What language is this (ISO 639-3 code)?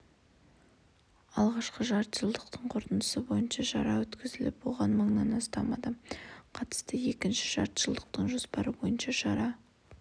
kaz